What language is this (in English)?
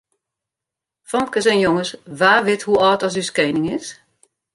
Western Frisian